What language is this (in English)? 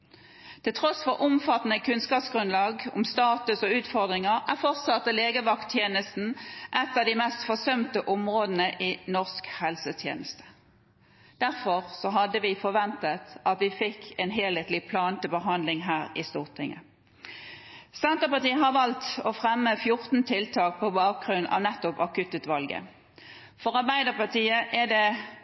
Norwegian Bokmål